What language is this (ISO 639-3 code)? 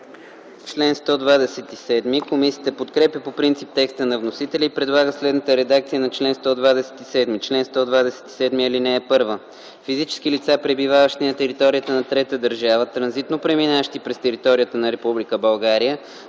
bul